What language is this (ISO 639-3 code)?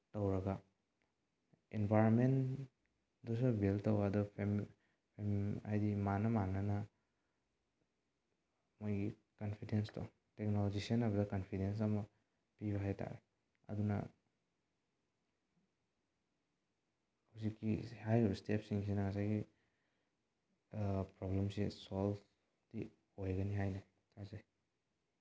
mni